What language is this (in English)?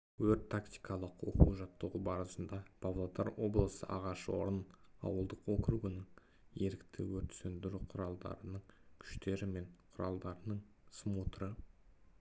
Kazakh